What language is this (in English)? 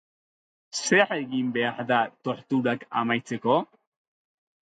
Basque